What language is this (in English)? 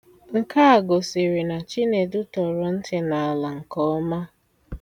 Igbo